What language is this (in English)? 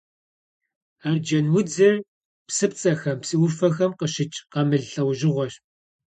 Kabardian